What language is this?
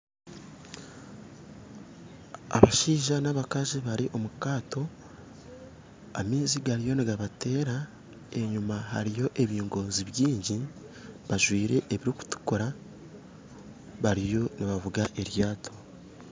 Nyankole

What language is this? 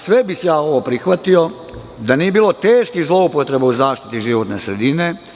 Serbian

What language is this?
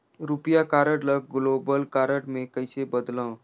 Chhattisgarhi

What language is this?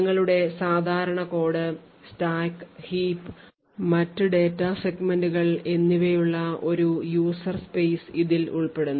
Malayalam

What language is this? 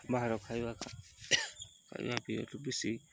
Odia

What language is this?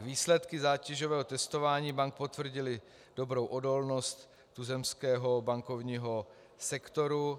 Czech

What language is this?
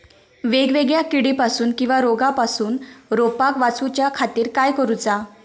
Marathi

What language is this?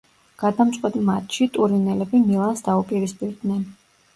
Georgian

